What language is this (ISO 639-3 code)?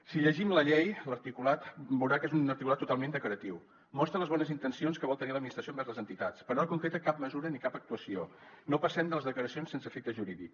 cat